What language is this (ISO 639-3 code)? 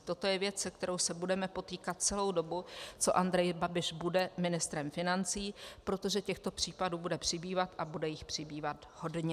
ces